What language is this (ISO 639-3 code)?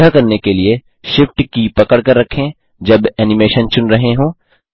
hin